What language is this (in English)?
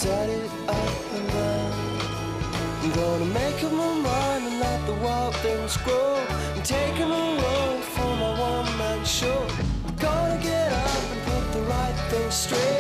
German